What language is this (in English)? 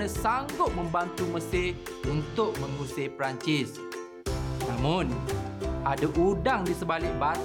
Malay